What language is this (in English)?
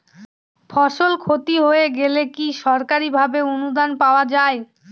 Bangla